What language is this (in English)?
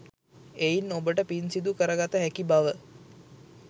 Sinhala